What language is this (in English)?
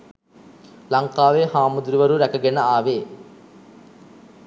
Sinhala